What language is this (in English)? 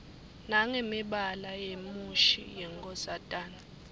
Swati